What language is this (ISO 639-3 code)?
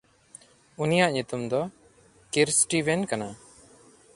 sat